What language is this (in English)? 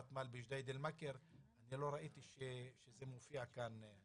Hebrew